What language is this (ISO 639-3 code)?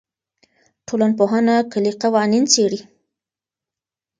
pus